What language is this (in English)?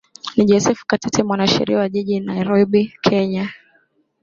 Swahili